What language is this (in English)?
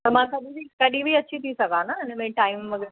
Sindhi